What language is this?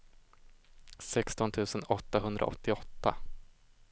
Swedish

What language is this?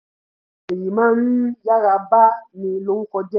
Yoruba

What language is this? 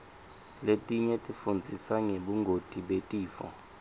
Swati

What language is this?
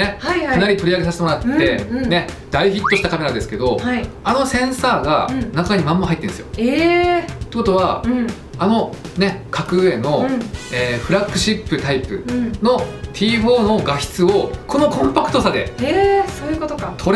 Japanese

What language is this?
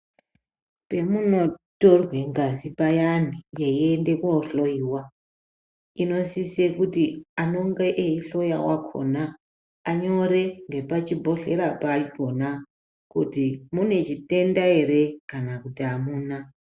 Ndau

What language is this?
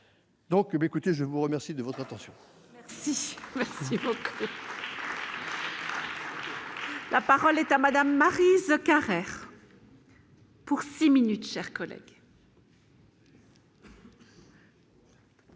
French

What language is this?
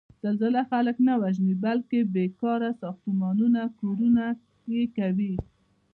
Pashto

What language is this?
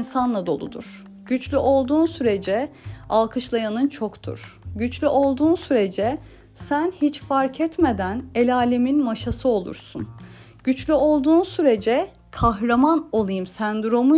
Turkish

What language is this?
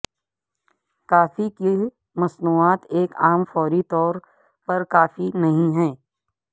Urdu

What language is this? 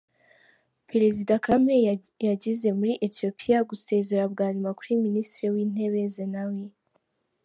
Kinyarwanda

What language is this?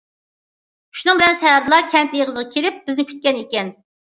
Uyghur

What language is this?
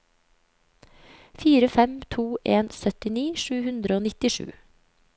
Norwegian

